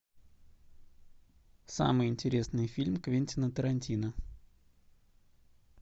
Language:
Russian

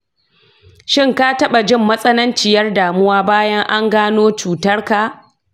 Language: Hausa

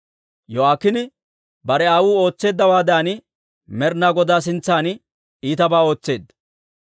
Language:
Dawro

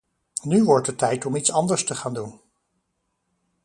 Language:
Dutch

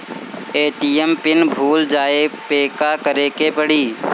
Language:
Bhojpuri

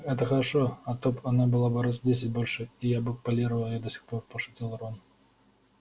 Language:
Russian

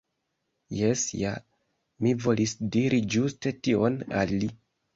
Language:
Esperanto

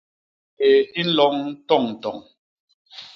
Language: Basaa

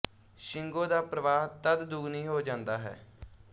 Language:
Punjabi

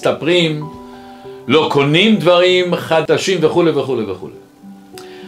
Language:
Hebrew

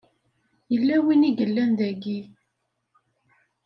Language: Kabyle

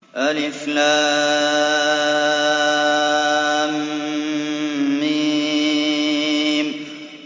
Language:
Arabic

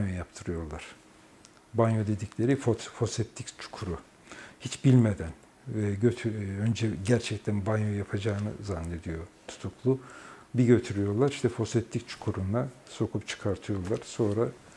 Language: Turkish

